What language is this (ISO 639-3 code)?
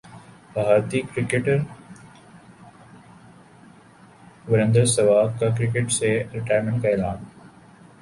urd